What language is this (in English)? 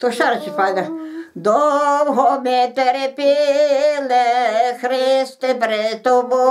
Norwegian